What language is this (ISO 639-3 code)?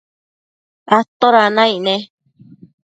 mcf